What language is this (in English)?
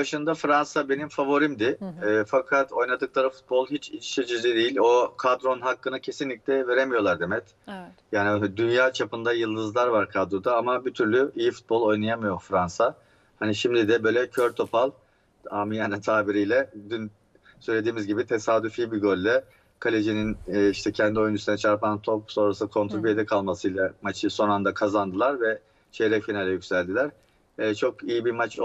Turkish